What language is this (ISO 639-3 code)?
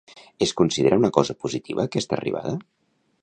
cat